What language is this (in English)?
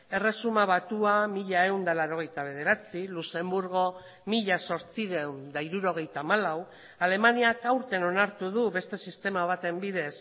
Basque